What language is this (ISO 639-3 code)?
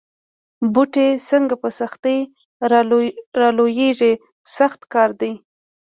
pus